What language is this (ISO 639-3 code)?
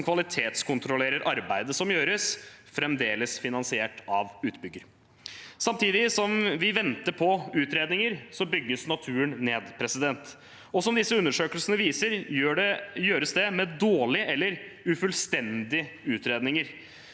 nor